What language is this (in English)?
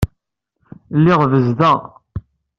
Kabyle